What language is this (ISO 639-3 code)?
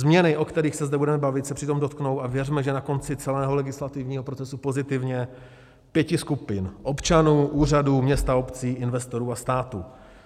ces